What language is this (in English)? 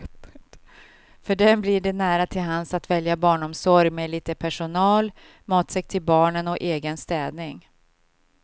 Swedish